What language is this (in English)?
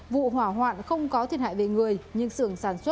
Vietnamese